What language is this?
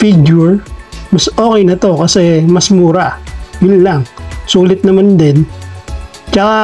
Filipino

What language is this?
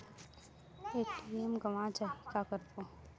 Chhattisgarhi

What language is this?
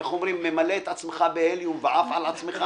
Hebrew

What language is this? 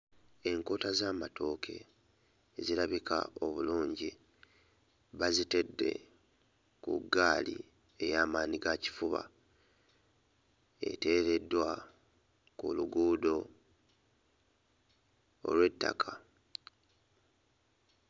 Ganda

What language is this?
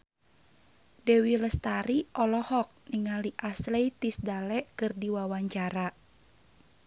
Sundanese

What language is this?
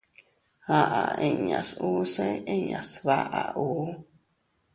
Teutila Cuicatec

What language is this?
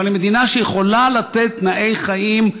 Hebrew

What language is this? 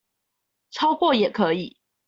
Chinese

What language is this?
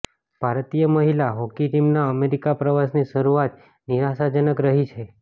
Gujarati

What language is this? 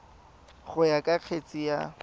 Tswana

